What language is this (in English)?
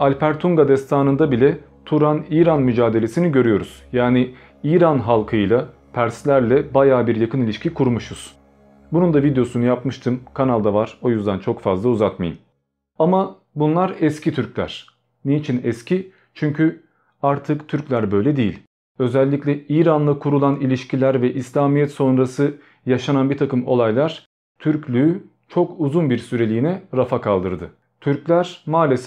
Turkish